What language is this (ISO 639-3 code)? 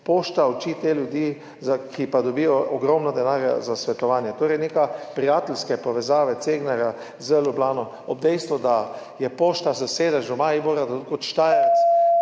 slv